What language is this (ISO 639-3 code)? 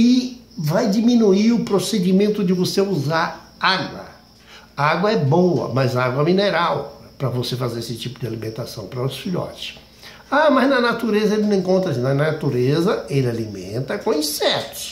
por